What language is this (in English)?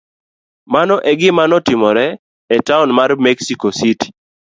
Luo (Kenya and Tanzania)